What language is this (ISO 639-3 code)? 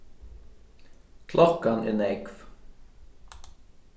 fao